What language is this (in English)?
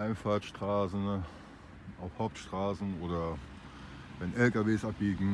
German